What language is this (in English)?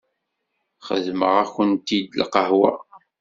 Kabyle